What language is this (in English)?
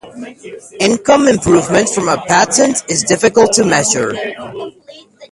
English